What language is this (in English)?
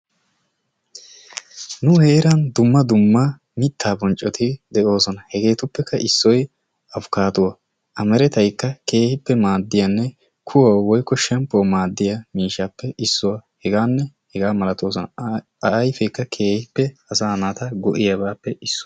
Wolaytta